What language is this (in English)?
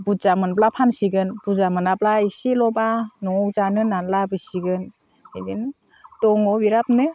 Bodo